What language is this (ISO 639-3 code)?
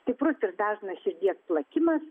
lit